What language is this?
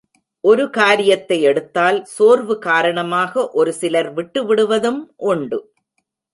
Tamil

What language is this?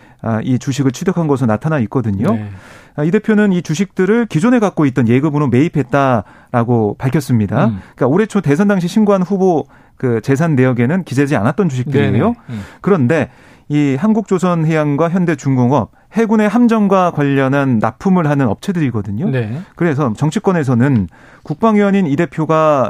Korean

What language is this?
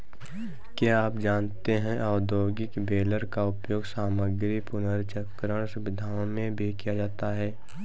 Hindi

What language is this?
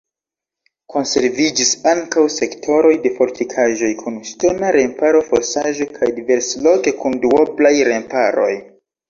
Esperanto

